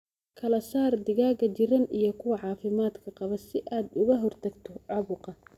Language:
Somali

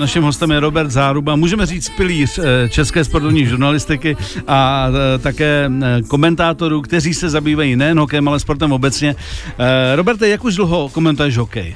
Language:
Czech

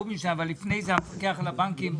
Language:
Hebrew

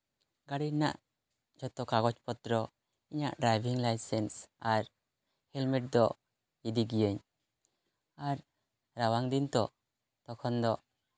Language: Santali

